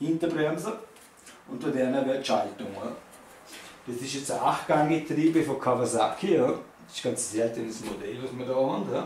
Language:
German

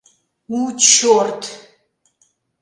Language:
Mari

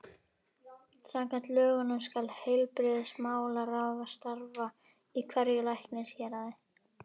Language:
Icelandic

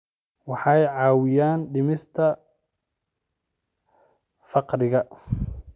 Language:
Somali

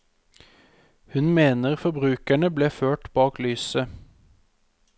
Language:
Norwegian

